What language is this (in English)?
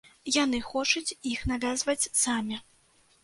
Belarusian